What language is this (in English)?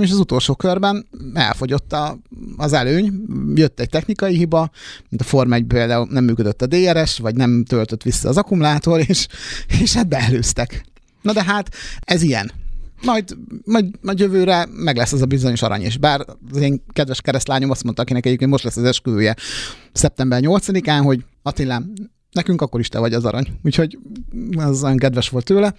Hungarian